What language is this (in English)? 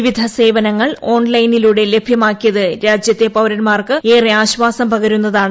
Malayalam